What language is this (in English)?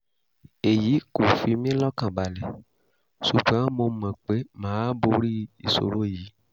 Yoruba